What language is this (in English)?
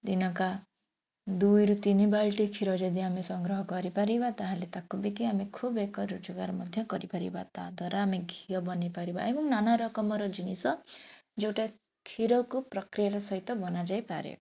Odia